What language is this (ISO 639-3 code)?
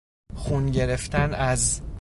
fas